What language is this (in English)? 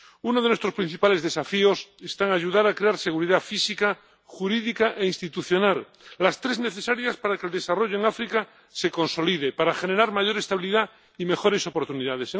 Spanish